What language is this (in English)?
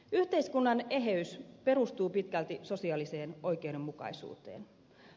Finnish